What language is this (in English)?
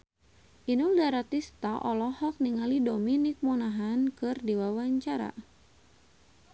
Sundanese